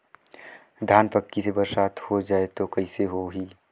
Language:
Chhattisgarhi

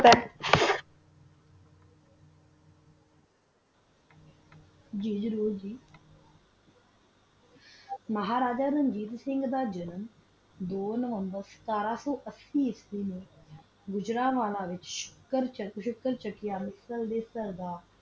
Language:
Punjabi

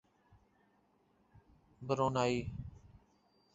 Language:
Urdu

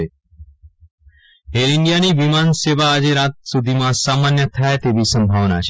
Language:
Gujarati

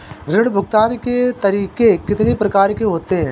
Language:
Hindi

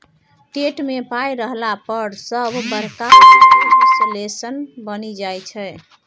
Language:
Maithili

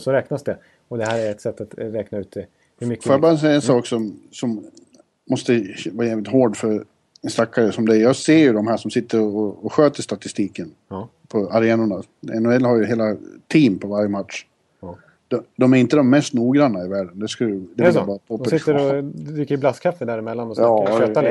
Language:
Swedish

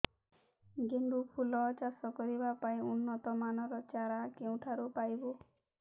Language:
Odia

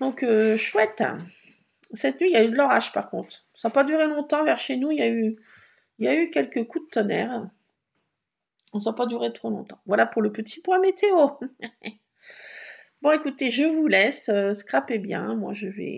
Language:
French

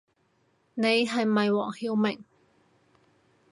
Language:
Cantonese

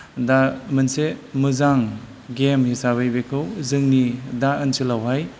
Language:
Bodo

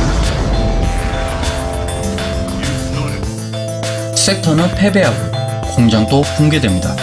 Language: Korean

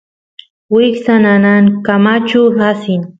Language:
Santiago del Estero Quichua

